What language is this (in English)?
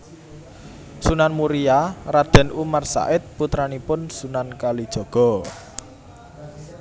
Javanese